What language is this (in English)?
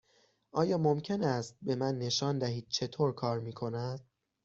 Persian